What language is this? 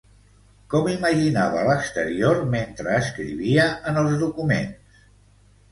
Catalan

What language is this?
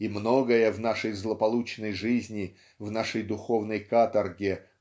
Russian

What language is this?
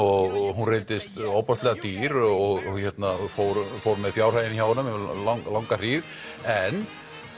Icelandic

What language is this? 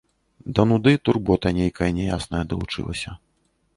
Belarusian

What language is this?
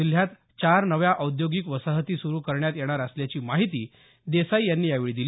Marathi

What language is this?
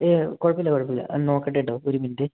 Malayalam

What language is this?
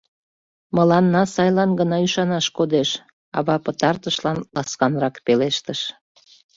Mari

